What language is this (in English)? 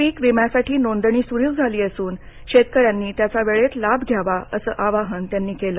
Marathi